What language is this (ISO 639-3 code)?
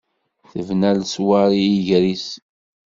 kab